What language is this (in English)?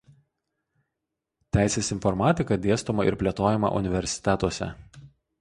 Lithuanian